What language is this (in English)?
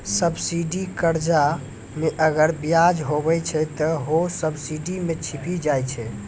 Maithili